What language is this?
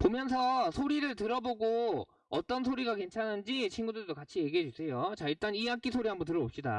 Korean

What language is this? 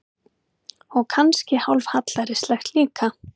Icelandic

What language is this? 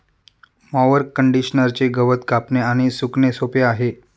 Marathi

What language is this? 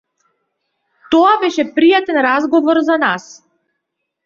Macedonian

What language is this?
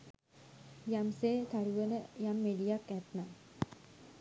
Sinhala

